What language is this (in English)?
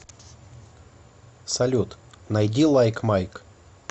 Russian